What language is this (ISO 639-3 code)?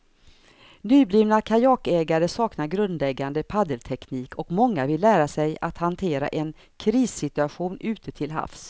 swe